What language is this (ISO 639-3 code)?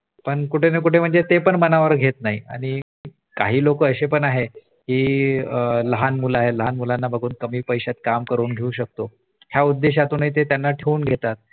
mar